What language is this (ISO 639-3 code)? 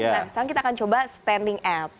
ind